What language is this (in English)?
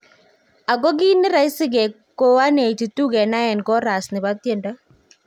Kalenjin